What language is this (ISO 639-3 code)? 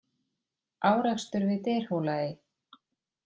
isl